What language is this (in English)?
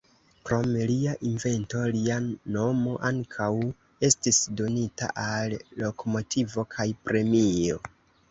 Esperanto